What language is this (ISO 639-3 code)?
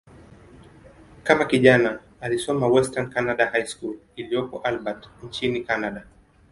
swa